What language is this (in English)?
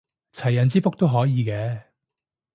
Cantonese